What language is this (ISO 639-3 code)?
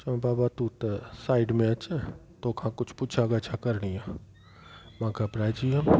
snd